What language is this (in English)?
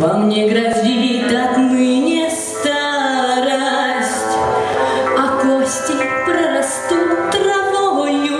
Ukrainian